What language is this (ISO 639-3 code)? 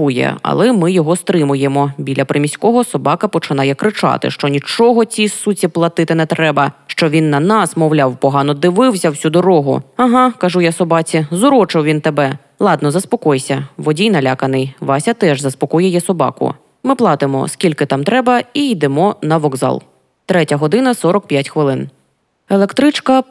ukr